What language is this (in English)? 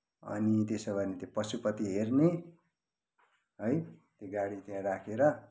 Nepali